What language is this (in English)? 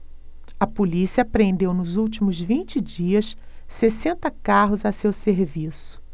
Portuguese